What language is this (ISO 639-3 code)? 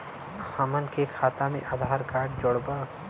bho